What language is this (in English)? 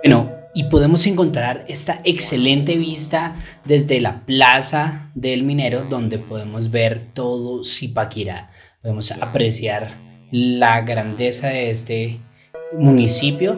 Spanish